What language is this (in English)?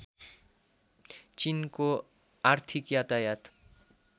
Nepali